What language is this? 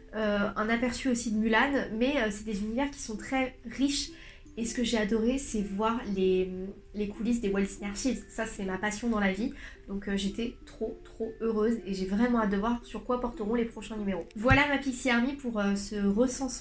French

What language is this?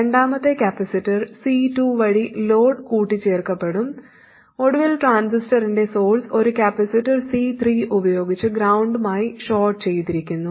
Malayalam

